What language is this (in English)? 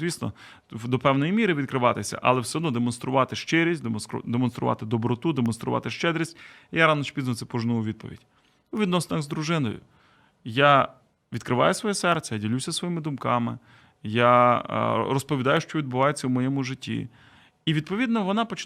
Ukrainian